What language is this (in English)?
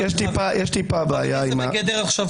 Hebrew